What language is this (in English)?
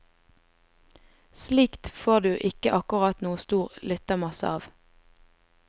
Norwegian